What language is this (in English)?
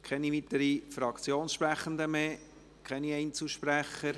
Swiss German